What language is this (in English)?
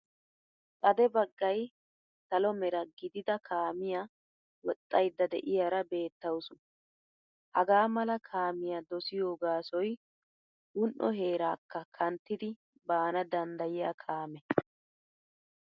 Wolaytta